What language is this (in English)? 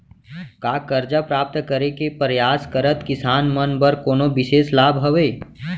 Chhattisgarhi